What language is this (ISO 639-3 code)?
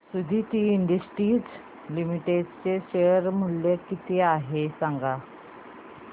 mar